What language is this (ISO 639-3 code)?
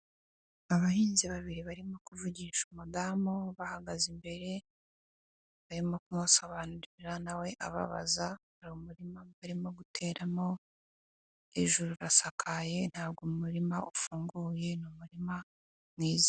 kin